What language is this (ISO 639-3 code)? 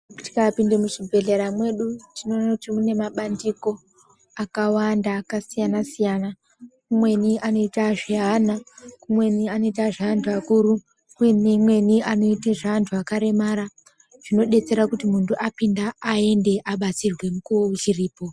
ndc